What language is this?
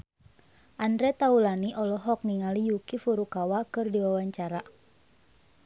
Sundanese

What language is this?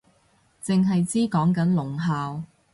Cantonese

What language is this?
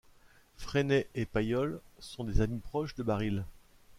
French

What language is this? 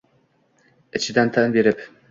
Uzbek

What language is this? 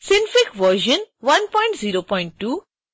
Hindi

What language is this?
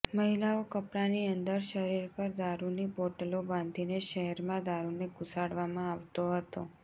Gujarati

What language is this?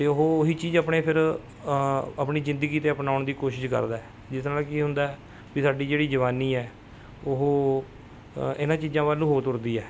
Punjabi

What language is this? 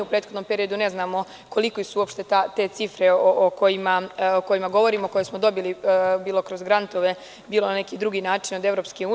Serbian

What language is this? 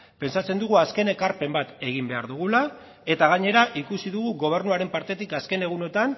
Basque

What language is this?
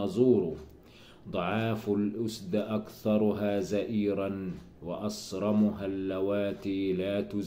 Arabic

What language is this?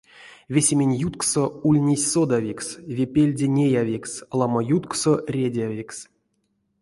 Erzya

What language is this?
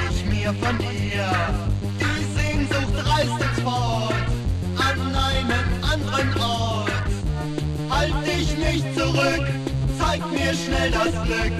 Romanian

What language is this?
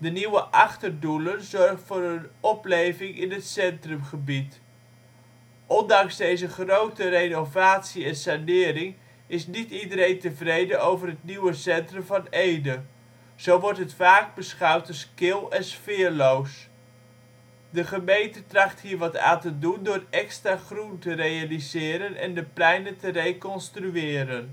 Dutch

